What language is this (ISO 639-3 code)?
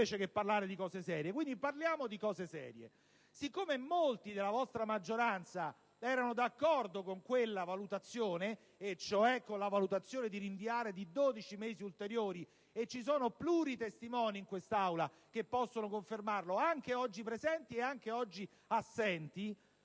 ita